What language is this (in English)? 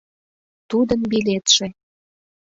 Mari